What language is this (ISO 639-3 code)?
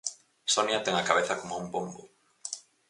glg